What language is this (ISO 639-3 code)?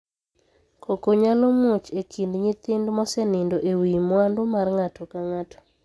luo